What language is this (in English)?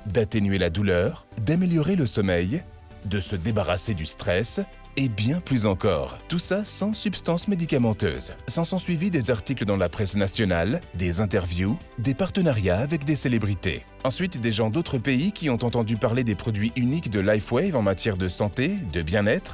French